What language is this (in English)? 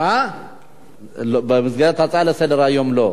Hebrew